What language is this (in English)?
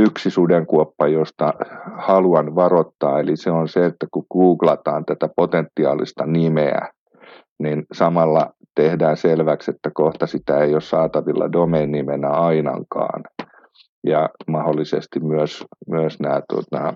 Finnish